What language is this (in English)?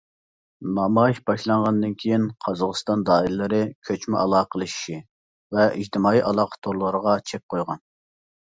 Uyghur